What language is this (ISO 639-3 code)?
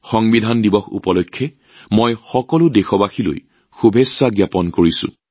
asm